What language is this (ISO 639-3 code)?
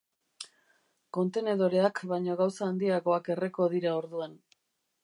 eus